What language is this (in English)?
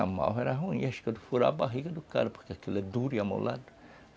Portuguese